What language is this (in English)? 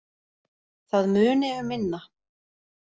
Icelandic